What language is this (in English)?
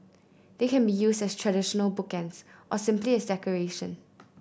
English